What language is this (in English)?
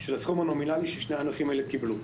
Hebrew